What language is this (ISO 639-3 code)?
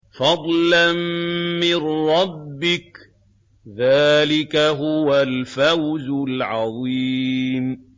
ara